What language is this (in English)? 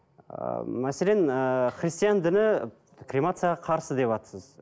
Kazakh